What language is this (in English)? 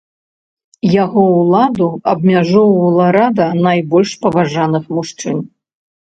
Belarusian